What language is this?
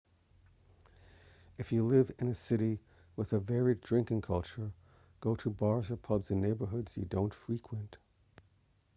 English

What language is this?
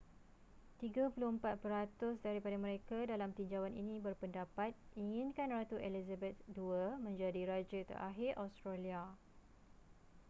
Malay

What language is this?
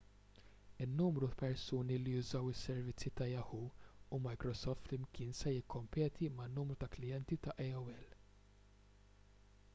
Maltese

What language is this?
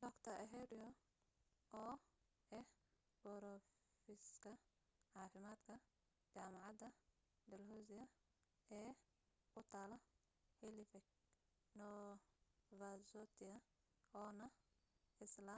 Somali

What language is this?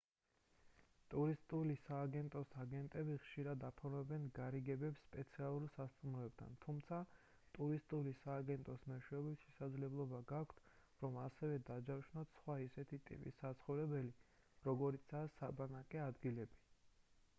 Georgian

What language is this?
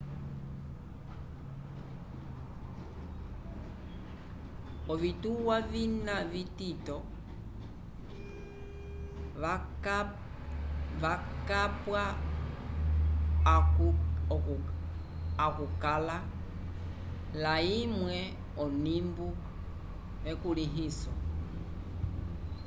Umbundu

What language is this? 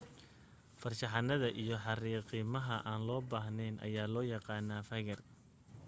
Somali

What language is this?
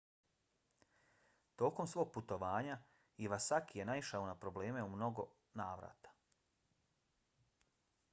Bosnian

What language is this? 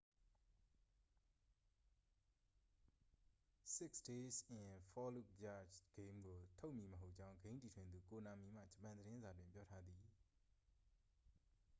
Burmese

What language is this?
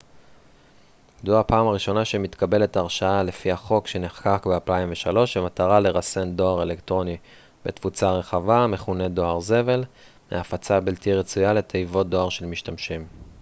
Hebrew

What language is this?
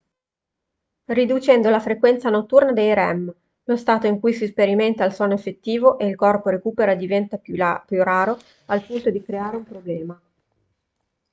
Italian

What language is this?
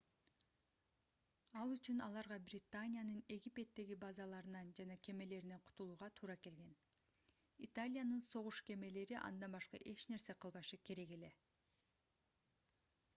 Kyrgyz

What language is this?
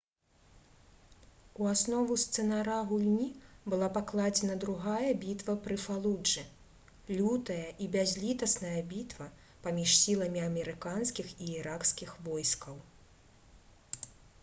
Belarusian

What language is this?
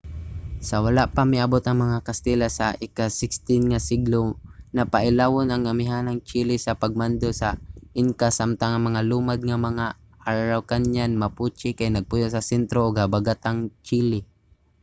Cebuano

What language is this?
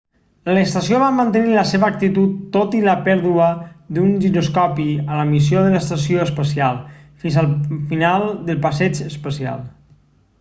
Catalan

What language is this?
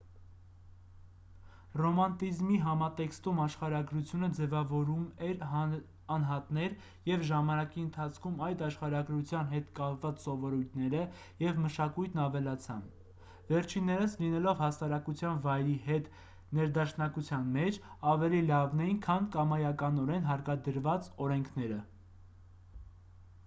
Armenian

